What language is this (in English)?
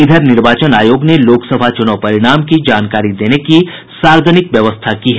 Hindi